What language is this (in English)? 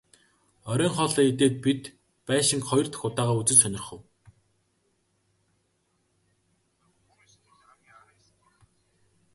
Mongolian